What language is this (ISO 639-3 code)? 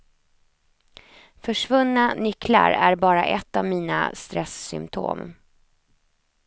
swe